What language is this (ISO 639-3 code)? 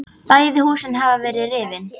isl